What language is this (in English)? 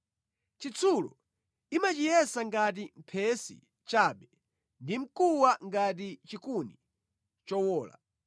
Nyanja